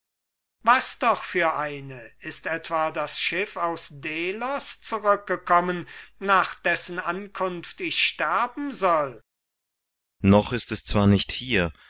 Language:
German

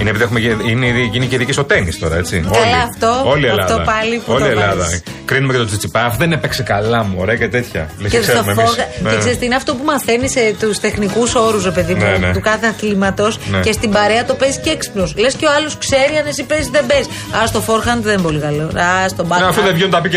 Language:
Greek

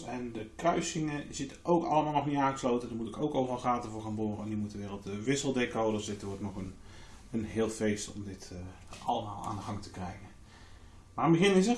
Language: Dutch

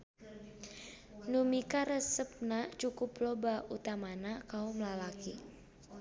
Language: Sundanese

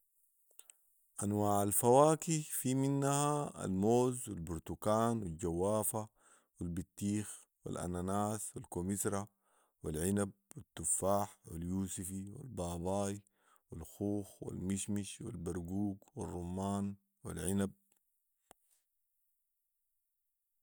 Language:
Sudanese Arabic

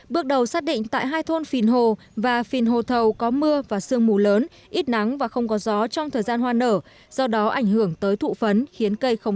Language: Vietnamese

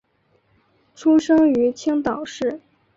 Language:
Chinese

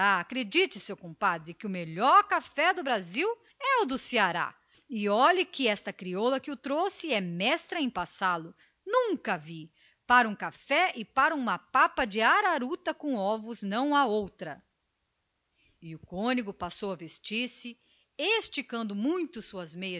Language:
Portuguese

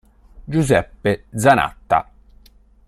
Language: Italian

